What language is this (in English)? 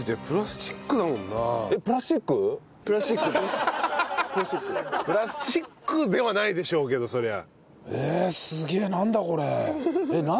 Japanese